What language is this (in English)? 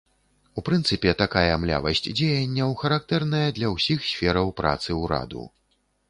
Belarusian